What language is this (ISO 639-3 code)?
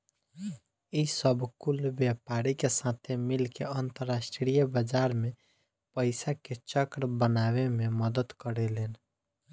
bho